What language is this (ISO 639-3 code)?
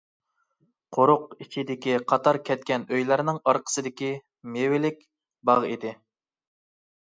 uig